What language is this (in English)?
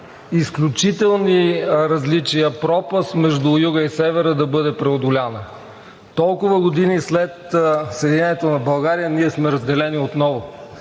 Bulgarian